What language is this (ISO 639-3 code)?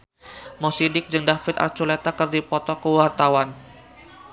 sun